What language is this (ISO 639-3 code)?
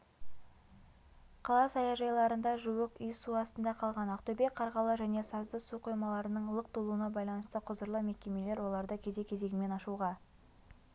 kaz